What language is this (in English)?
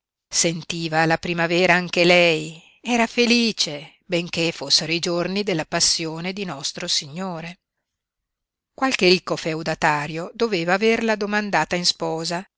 Italian